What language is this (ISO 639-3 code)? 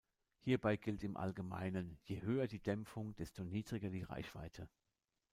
deu